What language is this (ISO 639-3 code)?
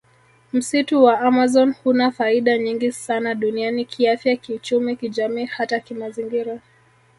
swa